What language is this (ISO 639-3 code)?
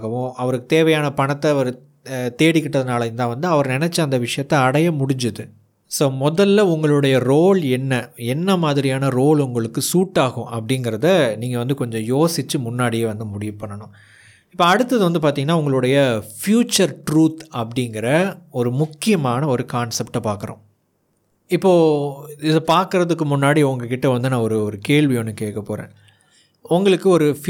tam